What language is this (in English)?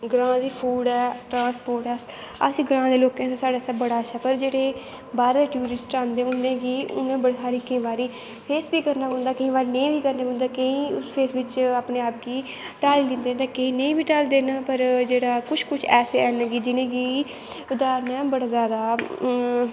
Dogri